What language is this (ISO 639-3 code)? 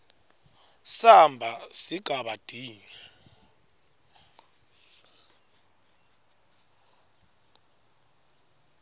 ssw